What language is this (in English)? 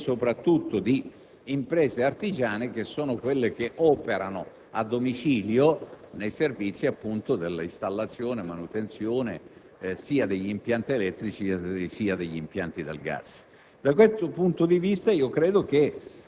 Italian